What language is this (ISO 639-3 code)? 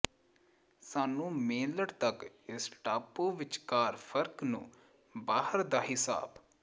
pan